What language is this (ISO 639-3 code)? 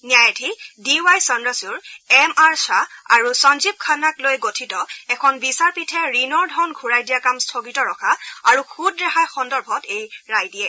asm